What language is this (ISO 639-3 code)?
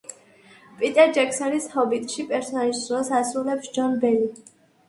kat